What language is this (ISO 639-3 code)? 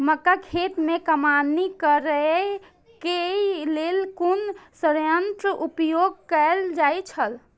mai